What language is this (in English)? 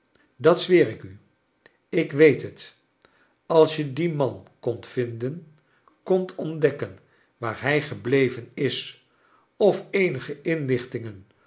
Dutch